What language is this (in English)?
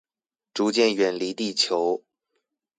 Chinese